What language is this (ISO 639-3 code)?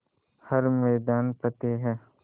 hin